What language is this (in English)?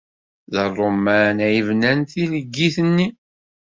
Kabyle